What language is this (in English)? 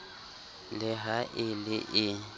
Southern Sotho